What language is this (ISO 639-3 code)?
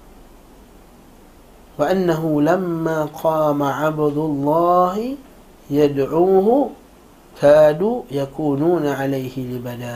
msa